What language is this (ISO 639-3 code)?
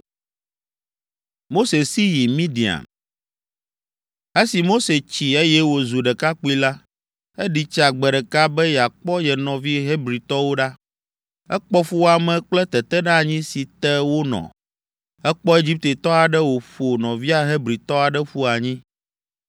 ewe